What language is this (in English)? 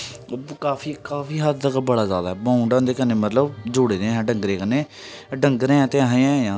Dogri